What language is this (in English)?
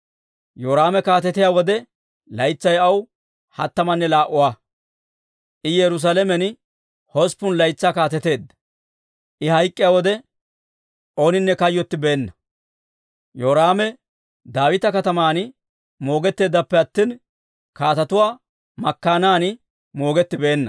Dawro